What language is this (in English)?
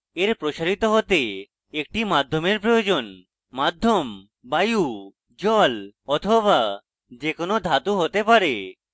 Bangla